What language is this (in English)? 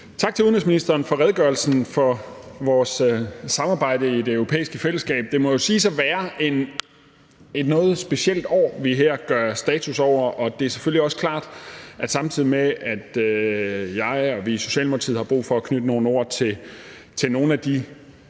Danish